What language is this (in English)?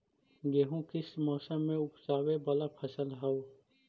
Magahi